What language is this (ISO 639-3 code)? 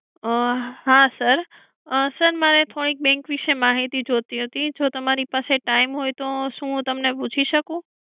guj